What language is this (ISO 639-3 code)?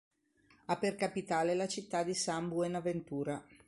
ita